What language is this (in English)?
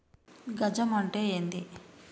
Telugu